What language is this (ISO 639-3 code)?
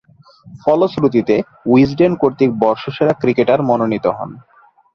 ben